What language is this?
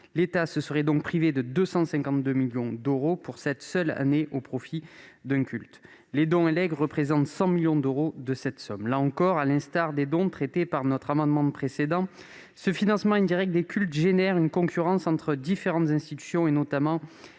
French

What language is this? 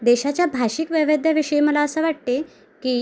Marathi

